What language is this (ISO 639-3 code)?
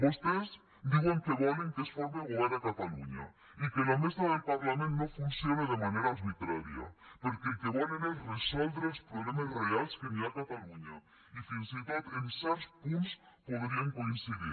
cat